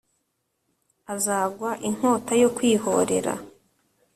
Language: Kinyarwanda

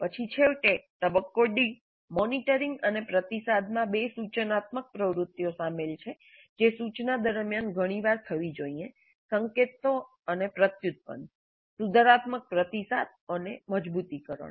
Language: Gujarati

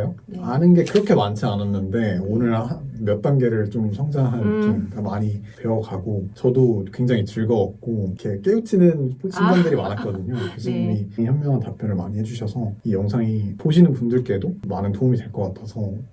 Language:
Korean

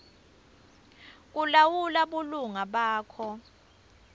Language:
Swati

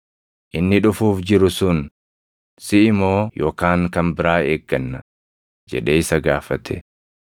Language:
Oromo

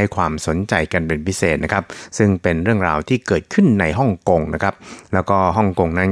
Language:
Thai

